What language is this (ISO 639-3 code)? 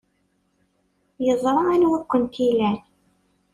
kab